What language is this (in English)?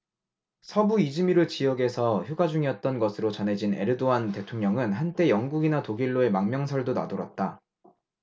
Korean